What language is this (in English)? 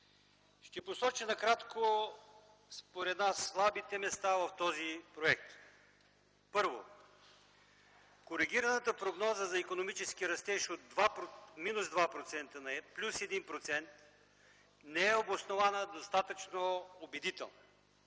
Bulgarian